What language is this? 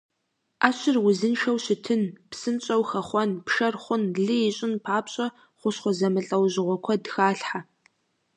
Kabardian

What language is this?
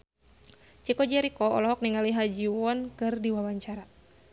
Sundanese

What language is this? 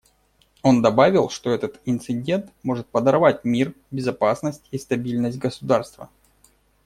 Russian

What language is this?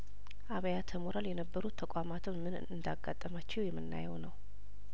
Amharic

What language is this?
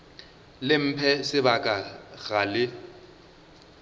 Northern Sotho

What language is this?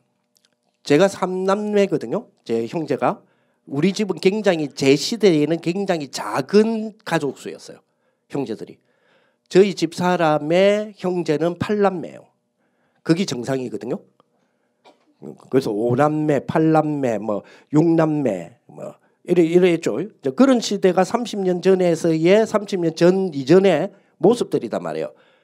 Korean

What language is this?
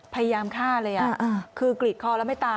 Thai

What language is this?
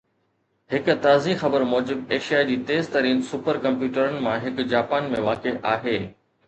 Sindhi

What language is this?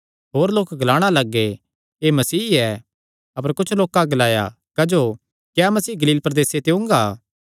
Kangri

